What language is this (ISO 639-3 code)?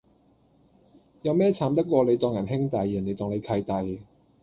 yue